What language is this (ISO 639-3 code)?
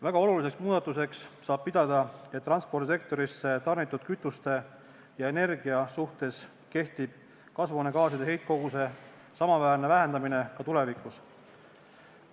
est